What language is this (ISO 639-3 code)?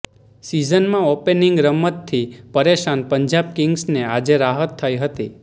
guj